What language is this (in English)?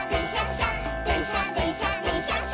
Japanese